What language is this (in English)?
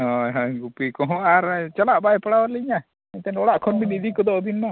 Santali